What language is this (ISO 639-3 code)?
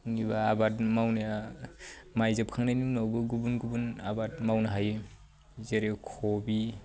brx